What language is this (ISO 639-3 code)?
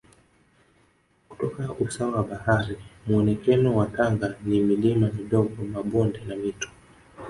swa